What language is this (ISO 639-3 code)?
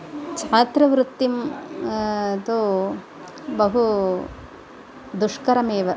san